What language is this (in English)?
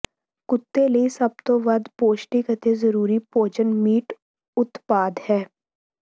Punjabi